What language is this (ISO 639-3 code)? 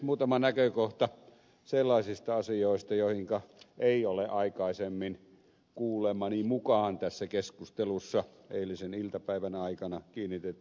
fin